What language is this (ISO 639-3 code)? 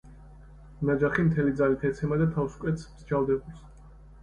kat